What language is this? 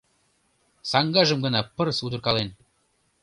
Mari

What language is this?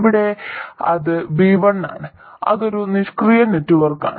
Malayalam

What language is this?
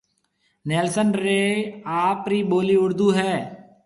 Marwari (Pakistan)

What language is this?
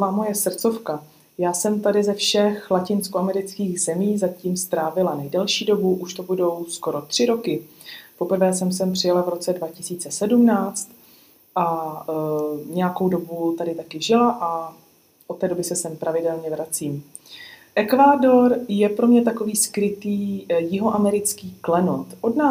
Czech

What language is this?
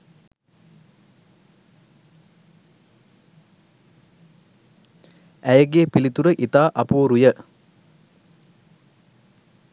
Sinhala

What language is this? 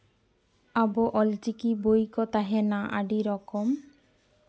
Santali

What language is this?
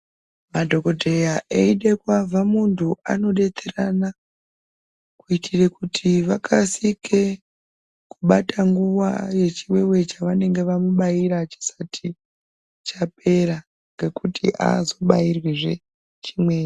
Ndau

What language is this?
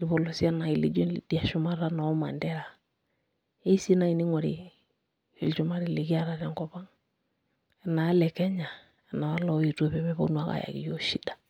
Masai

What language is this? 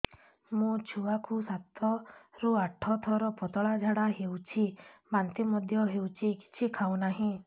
Odia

